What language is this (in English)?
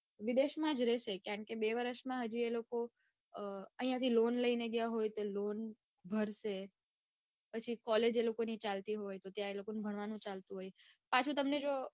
Gujarati